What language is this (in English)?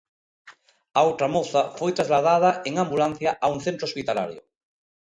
Galician